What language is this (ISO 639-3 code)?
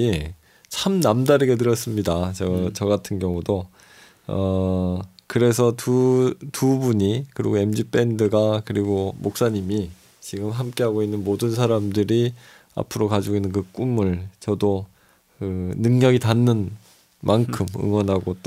kor